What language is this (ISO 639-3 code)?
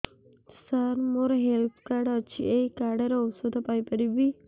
ori